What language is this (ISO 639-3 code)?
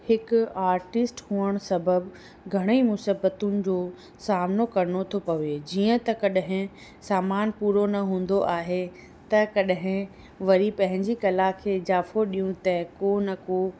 snd